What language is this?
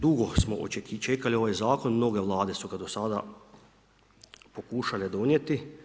Croatian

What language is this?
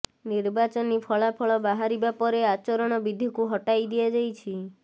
Odia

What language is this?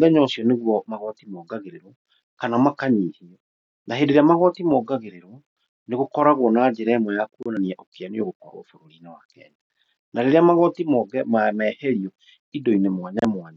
Kikuyu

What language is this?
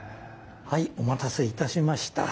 Japanese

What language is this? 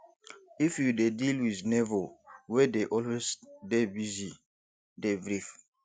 Nigerian Pidgin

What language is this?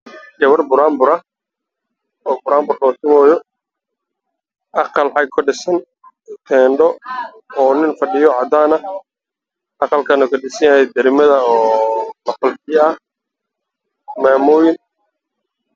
Somali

